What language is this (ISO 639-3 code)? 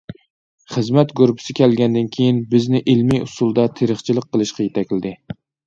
uig